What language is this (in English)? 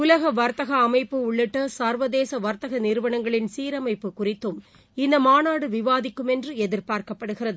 Tamil